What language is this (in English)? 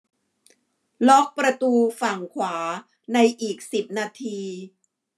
Thai